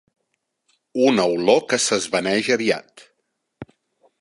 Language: Catalan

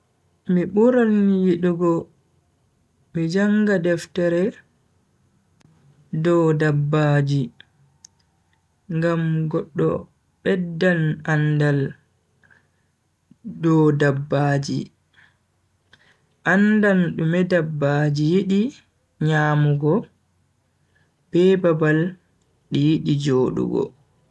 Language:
Bagirmi Fulfulde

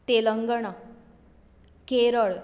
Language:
Konkani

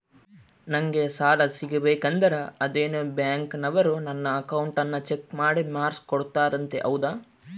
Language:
Kannada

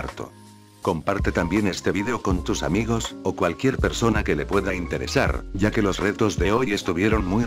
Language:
Spanish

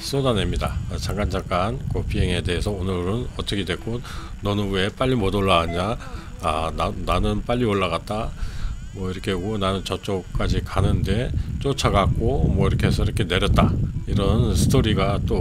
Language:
Korean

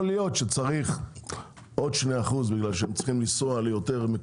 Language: Hebrew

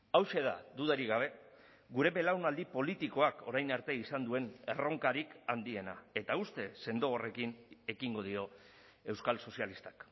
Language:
Basque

